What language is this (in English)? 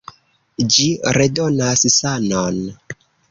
Esperanto